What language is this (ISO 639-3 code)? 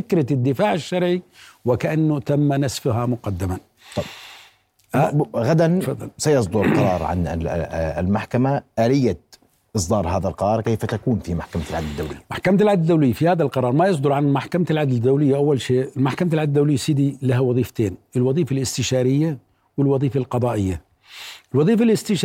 ara